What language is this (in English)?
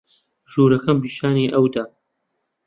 Central Kurdish